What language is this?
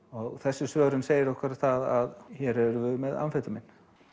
Icelandic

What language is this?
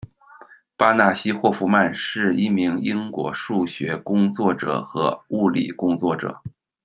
Chinese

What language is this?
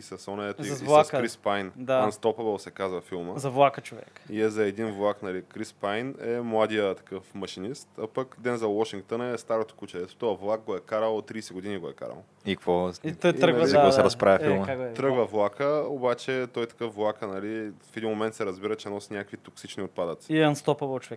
Bulgarian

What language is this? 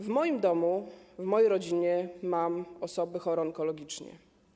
Polish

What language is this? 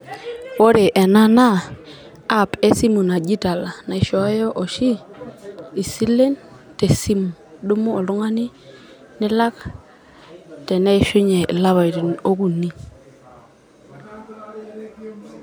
Masai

